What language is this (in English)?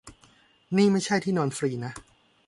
Thai